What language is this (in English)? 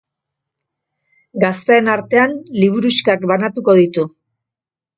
Basque